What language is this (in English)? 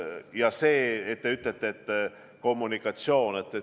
Estonian